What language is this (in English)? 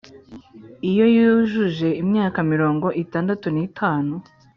Kinyarwanda